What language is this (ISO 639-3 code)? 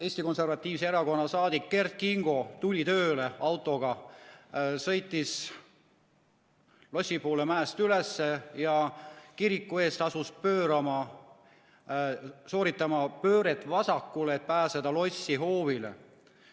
est